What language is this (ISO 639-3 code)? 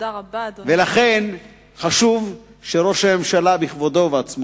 heb